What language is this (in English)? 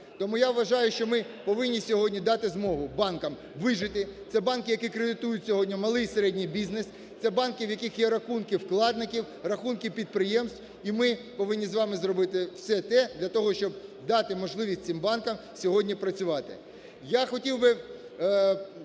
Ukrainian